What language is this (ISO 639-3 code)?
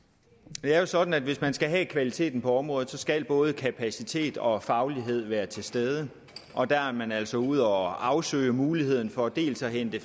dan